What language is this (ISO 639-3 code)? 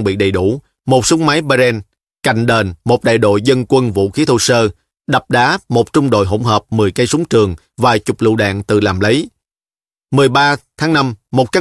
vie